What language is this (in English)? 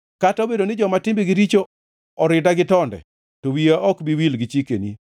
Luo (Kenya and Tanzania)